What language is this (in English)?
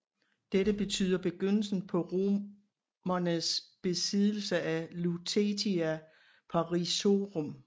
Danish